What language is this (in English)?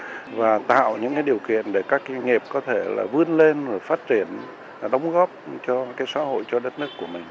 Vietnamese